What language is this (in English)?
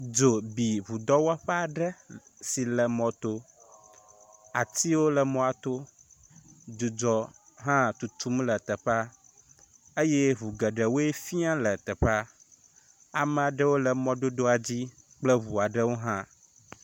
Ewe